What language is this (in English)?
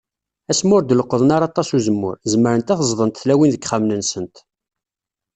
Kabyle